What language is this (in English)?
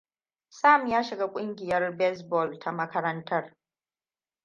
Hausa